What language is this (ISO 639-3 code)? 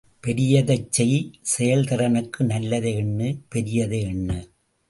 tam